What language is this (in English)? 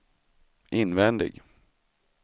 Swedish